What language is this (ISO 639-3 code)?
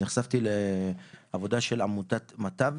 heb